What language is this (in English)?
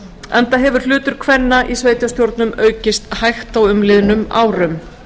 Icelandic